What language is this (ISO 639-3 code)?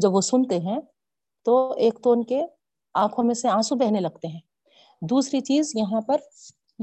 urd